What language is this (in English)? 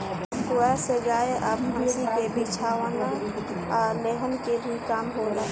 Bhojpuri